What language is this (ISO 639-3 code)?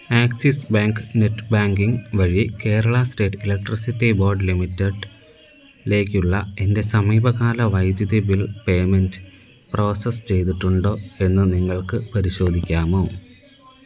mal